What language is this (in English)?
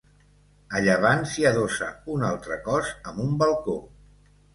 Catalan